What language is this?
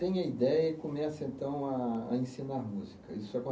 Portuguese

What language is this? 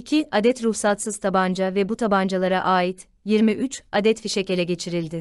Turkish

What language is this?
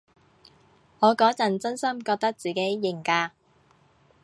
Cantonese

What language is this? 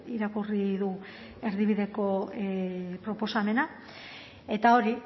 Basque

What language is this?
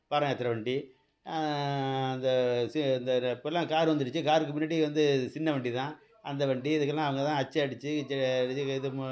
Tamil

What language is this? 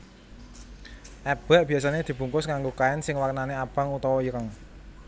Javanese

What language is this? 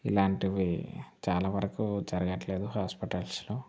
Telugu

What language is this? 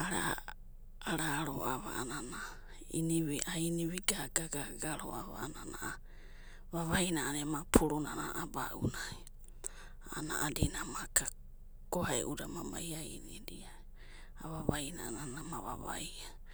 Abadi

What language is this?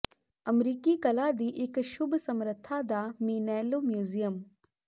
Punjabi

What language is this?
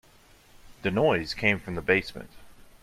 English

